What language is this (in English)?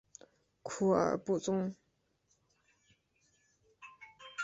Chinese